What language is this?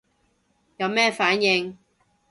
Cantonese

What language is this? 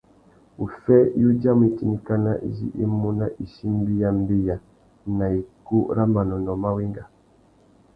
Tuki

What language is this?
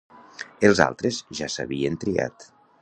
Catalan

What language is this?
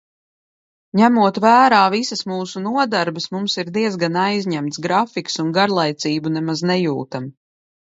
Latvian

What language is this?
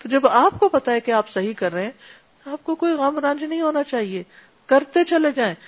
Urdu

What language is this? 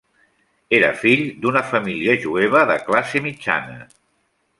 Catalan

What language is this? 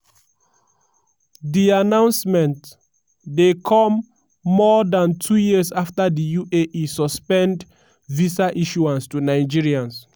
Nigerian Pidgin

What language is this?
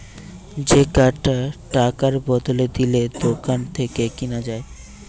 Bangla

